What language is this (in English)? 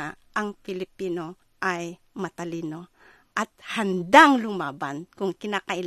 Filipino